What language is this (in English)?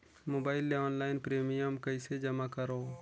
Chhattisgarhi